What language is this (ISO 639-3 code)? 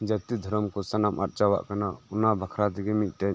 sat